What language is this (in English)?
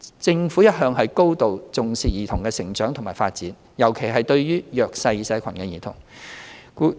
Cantonese